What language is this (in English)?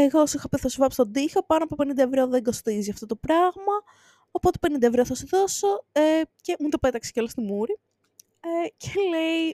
Greek